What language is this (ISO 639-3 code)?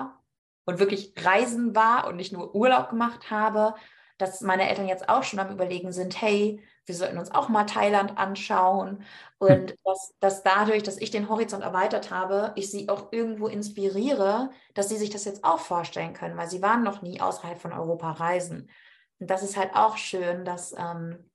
deu